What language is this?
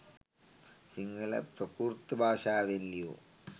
Sinhala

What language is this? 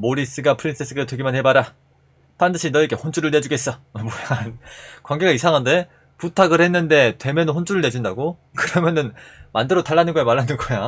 Korean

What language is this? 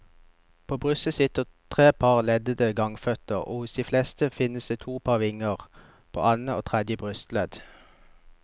Norwegian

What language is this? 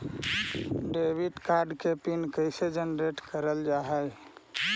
Magahi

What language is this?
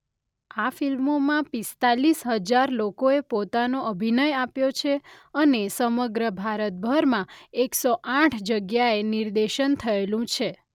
Gujarati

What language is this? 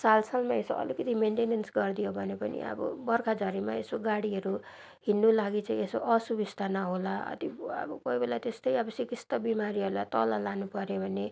Nepali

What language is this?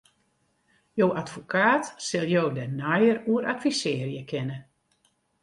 Western Frisian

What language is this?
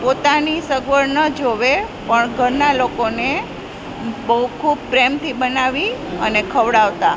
Gujarati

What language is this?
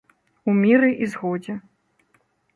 Belarusian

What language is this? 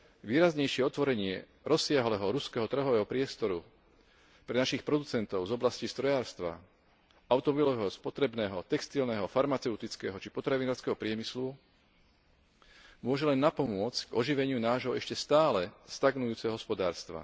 Slovak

